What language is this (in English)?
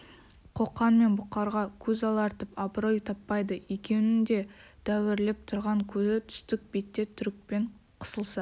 Kazakh